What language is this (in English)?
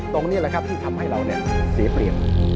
Thai